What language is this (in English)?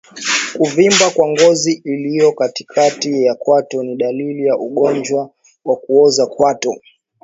Swahili